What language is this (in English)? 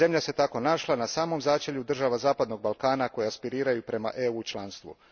Croatian